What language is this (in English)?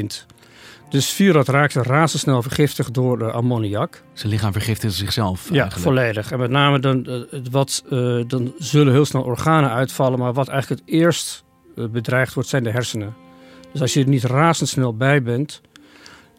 Dutch